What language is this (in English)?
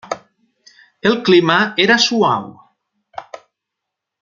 Catalan